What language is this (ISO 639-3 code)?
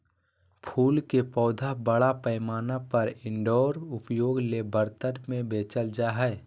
mag